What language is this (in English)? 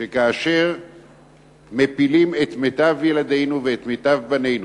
Hebrew